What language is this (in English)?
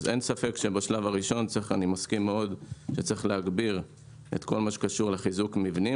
Hebrew